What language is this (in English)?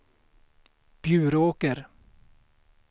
Swedish